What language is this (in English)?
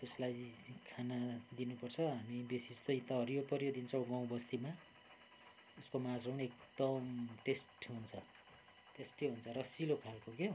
Nepali